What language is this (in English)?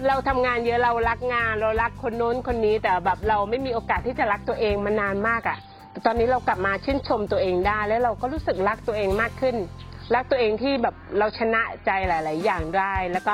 Thai